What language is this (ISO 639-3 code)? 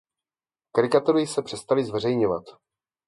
ces